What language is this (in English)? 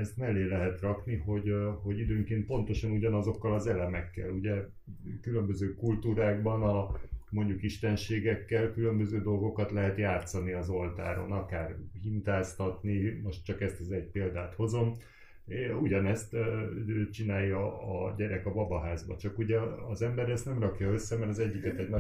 Hungarian